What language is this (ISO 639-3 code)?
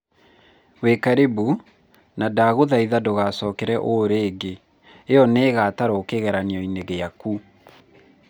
kik